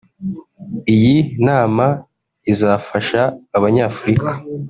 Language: Kinyarwanda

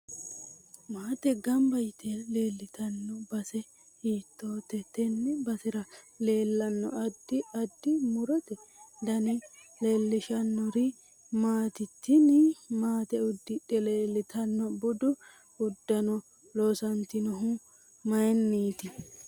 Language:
Sidamo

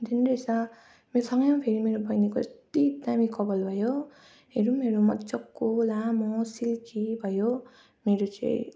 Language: Nepali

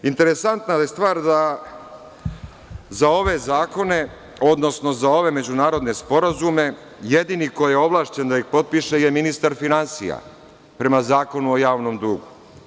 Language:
Serbian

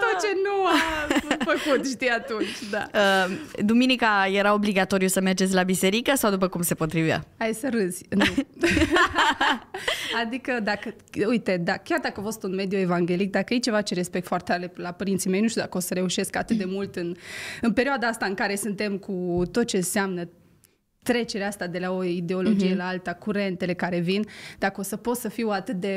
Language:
Romanian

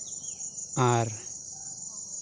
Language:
Santali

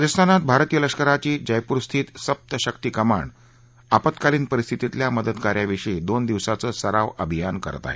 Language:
Marathi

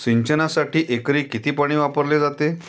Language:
Marathi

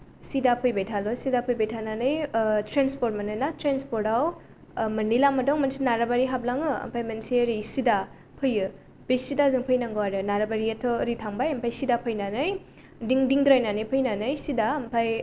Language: Bodo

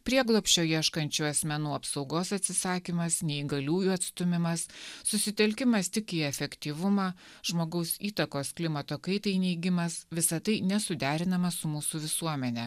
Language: Lithuanian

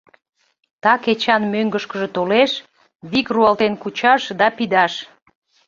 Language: Mari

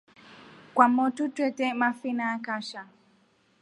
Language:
Rombo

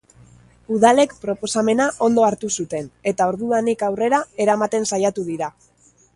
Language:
Basque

